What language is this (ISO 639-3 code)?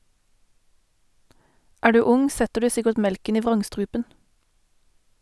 nor